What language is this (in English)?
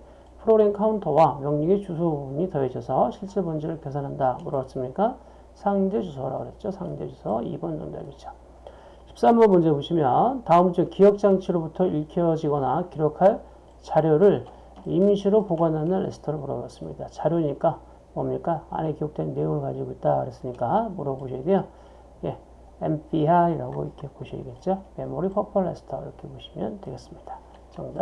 Korean